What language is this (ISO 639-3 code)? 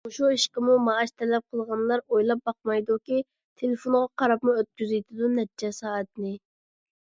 uig